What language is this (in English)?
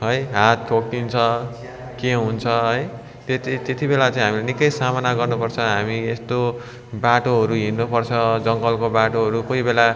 Nepali